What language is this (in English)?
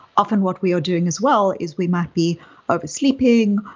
English